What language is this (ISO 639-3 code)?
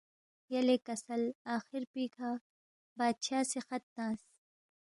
bft